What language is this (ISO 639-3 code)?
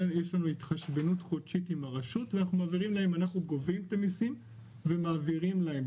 heb